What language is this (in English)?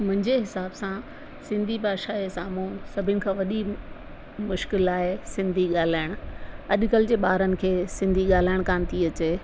Sindhi